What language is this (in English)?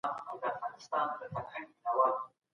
Pashto